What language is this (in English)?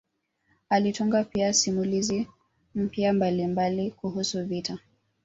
Swahili